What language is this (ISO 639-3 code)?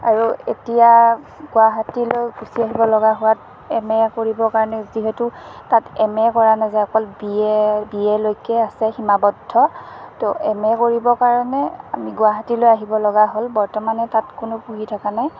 asm